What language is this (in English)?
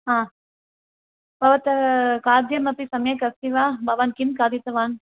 Sanskrit